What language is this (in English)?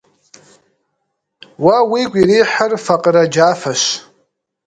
Kabardian